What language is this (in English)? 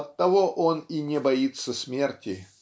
Russian